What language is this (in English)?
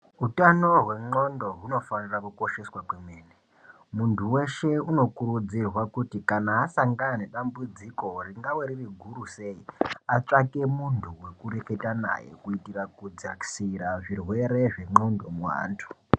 Ndau